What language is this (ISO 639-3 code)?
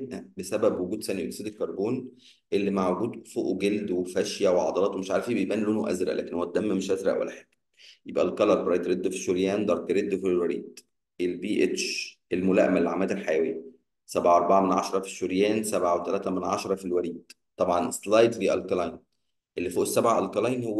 ara